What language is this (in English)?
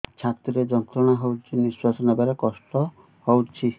Odia